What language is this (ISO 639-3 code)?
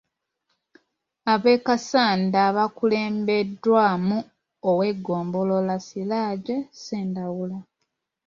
lug